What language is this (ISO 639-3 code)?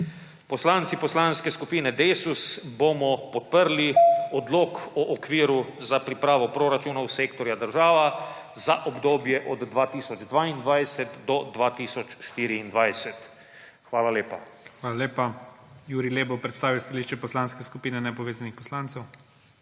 slv